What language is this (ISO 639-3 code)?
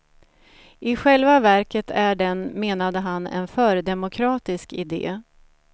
swe